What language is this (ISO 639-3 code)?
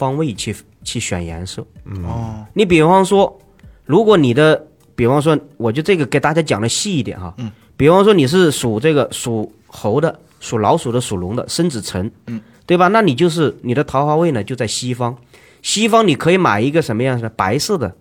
zho